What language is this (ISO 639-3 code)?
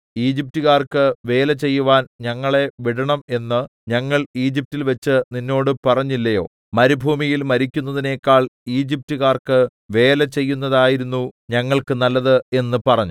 mal